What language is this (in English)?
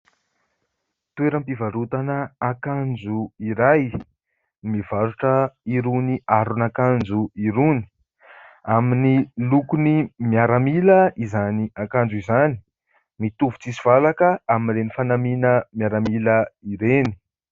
Malagasy